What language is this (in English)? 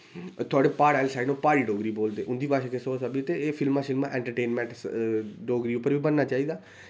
Dogri